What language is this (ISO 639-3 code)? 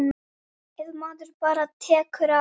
isl